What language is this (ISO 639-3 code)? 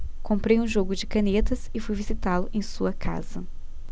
por